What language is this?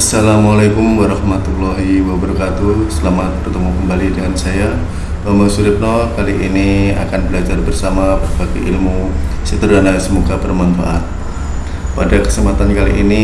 Indonesian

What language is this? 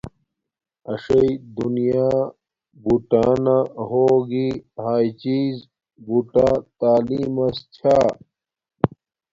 Domaaki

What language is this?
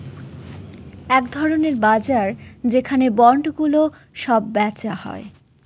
Bangla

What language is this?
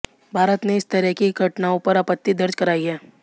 Hindi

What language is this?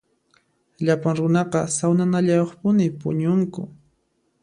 Puno Quechua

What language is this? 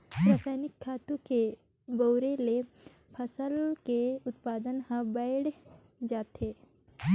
Chhattisgarhi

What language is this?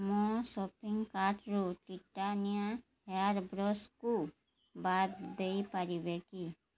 Odia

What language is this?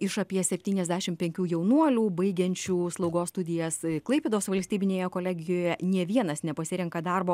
Lithuanian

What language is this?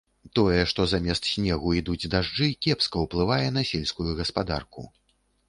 Belarusian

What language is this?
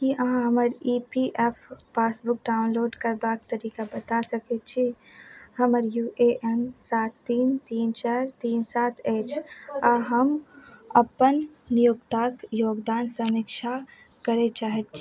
Maithili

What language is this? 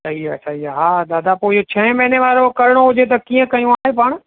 Sindhi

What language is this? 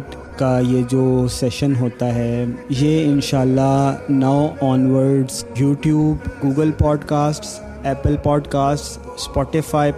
Urdu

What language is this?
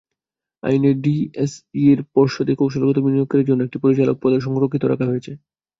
Bangla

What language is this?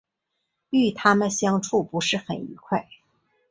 Chinese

